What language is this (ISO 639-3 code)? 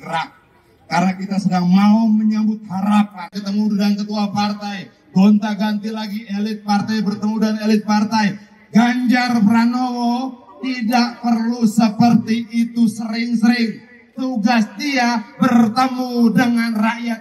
ind